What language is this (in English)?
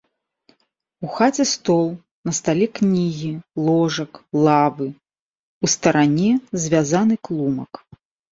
Belarusian